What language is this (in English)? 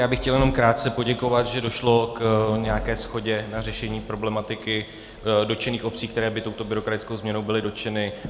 Czech